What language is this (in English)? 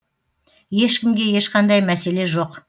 Kazakh